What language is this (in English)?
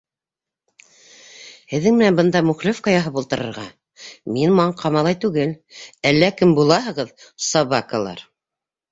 Bashkir